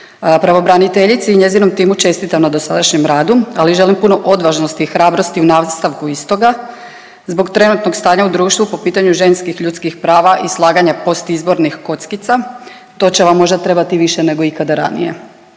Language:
Croatian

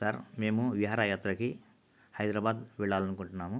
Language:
Telugu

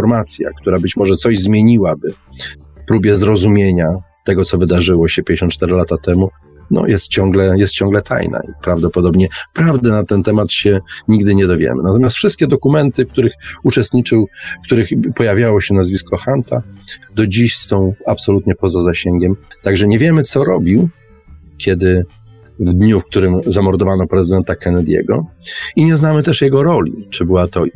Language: Polish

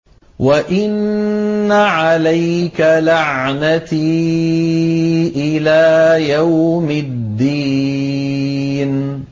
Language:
Arabic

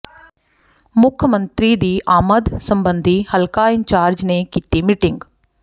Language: Punjabi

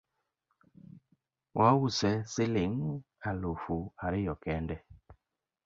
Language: Luo (Kenya and Tanzania)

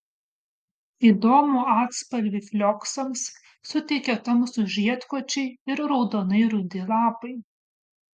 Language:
Lithuanian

